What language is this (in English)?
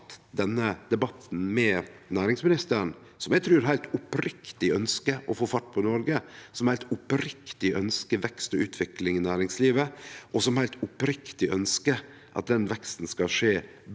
Norwegian